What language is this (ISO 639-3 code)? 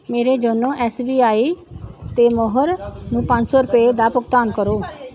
pan